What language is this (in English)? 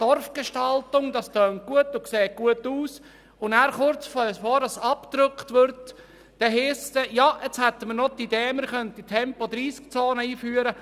Swiss German